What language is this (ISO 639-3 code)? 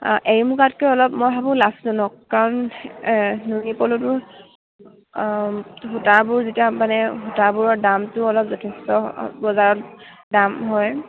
asm